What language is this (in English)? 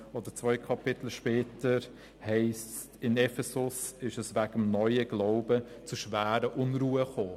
Swiss German